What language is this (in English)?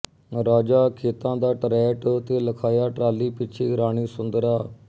Punjabi